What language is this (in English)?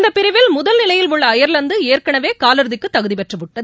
Tamil